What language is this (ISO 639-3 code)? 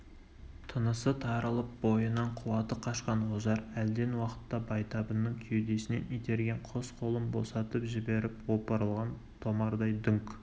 kaz